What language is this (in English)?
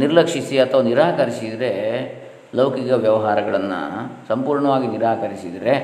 Kannada